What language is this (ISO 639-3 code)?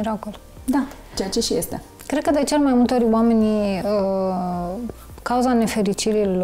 ron